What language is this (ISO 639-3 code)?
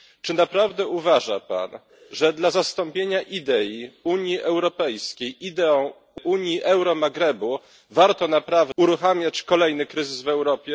pol